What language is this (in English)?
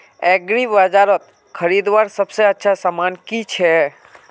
Magahi